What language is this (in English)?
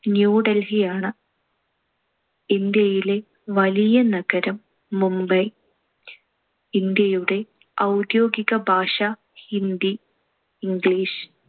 Malayalam